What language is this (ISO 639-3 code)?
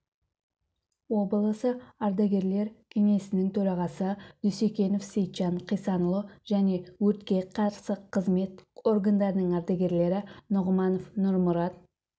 kaz